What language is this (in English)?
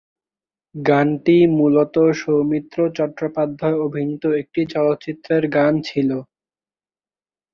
Bangla